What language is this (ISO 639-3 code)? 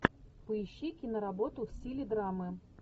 rus